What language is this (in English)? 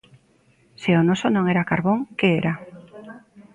Galician